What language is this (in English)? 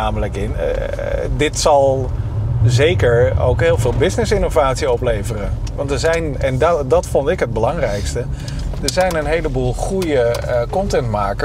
Dutch